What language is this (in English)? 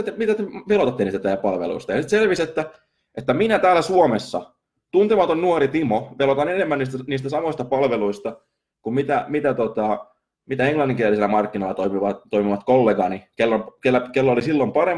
Finnish